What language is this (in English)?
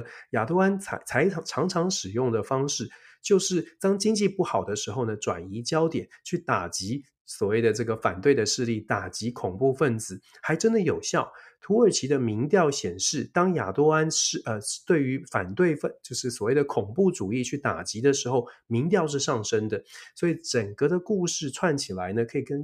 Chinese